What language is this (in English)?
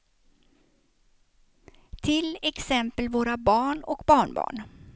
Swedish